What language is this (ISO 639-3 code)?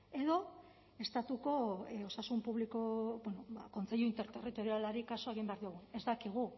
eus